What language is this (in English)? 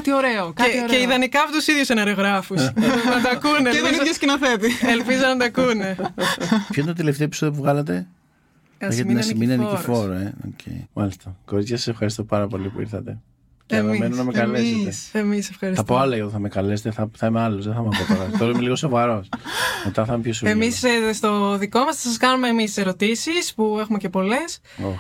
Greek